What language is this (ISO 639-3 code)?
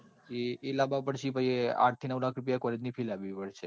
guj